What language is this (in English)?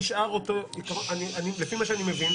Hebrew